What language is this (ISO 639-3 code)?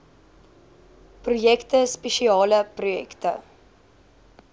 afr